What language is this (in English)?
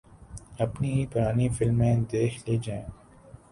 Urdu